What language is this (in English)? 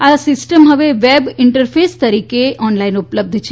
Gujarati